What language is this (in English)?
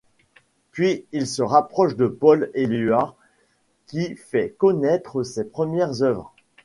French